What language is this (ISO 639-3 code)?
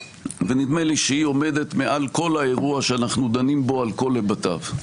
heb